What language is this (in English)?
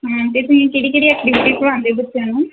Punjabi